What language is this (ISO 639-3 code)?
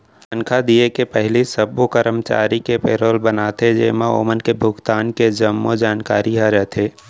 hne